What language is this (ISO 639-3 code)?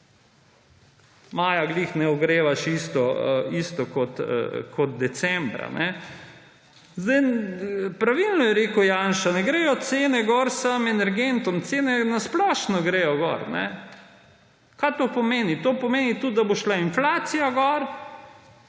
slv